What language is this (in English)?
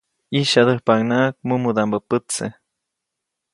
Copainalá Zoque